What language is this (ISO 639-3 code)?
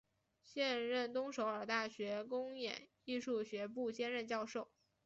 zho